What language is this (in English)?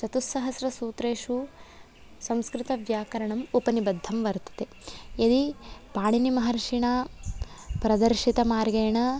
Sanskrit